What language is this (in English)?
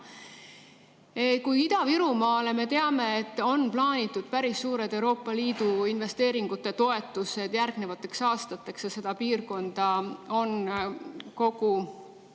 Estonian